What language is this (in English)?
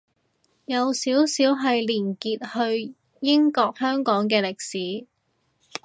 Cantonese